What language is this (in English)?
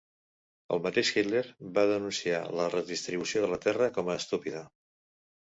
Catalan